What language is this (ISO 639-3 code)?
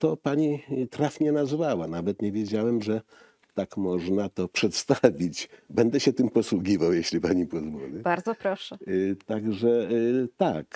pol